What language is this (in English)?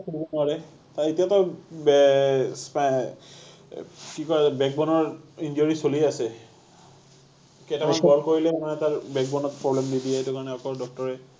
Assamese